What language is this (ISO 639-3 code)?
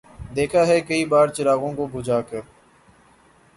urd